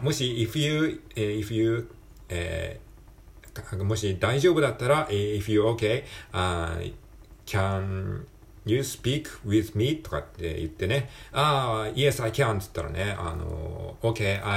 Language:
Japanese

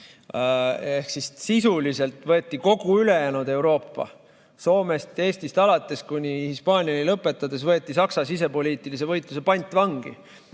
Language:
Estonian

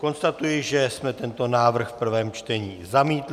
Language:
Czech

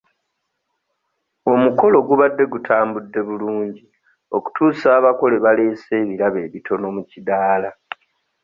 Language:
Ganda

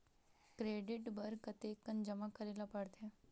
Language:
Chhattisgarhi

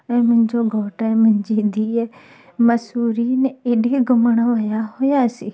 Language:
Sindhi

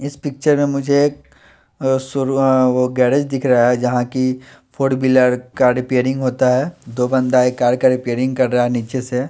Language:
Hindi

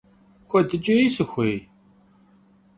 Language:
Kabardian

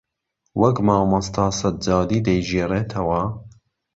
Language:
Central Kurdish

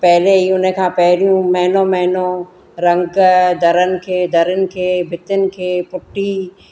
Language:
Sindhi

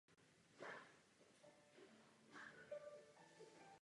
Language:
Czech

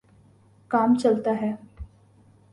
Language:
Urdu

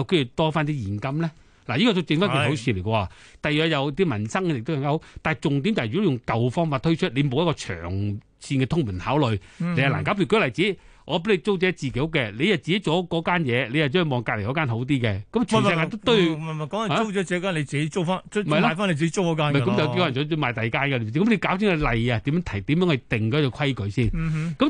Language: Chinese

